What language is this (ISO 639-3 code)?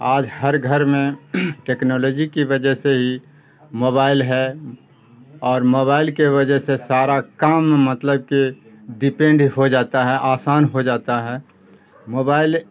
urd